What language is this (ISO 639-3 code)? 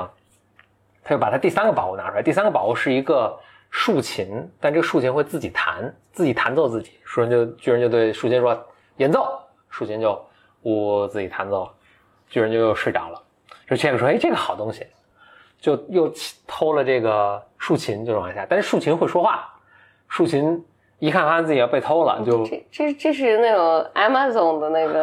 zho